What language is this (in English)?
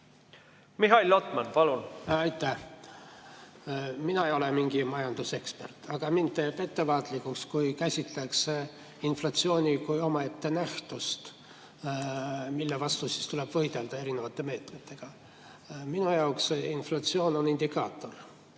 Estonian